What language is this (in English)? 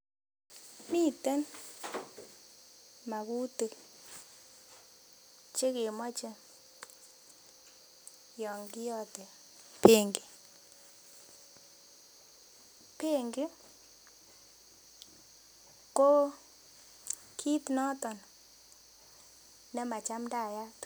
Kalenjin